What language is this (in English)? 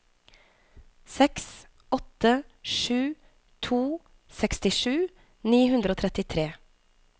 Norwegian